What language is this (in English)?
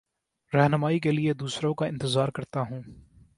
Urdu